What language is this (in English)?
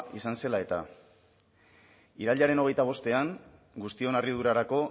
Basque